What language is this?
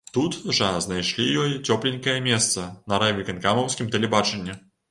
Belarusian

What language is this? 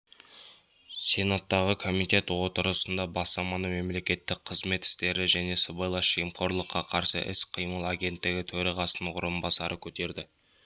Kazakh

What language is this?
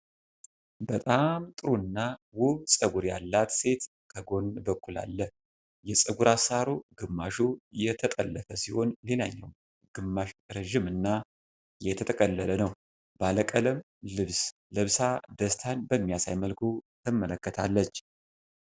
Amharic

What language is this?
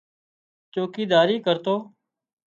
Wadiyara Koli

